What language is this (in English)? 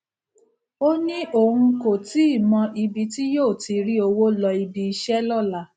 Yoruba